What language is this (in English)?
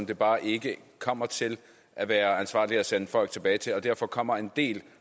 Danish